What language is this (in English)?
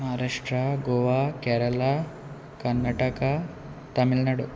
Konkani